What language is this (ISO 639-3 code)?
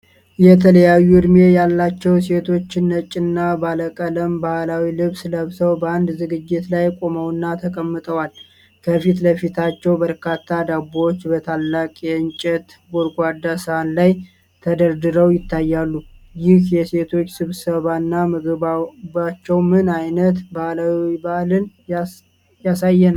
amh